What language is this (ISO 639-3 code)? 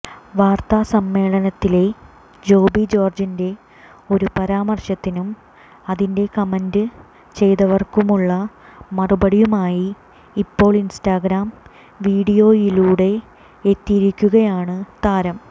mal